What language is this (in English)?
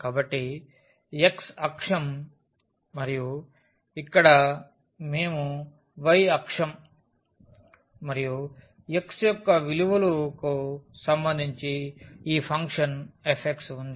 Telugu